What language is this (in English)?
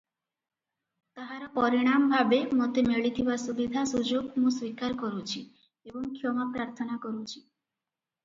Odia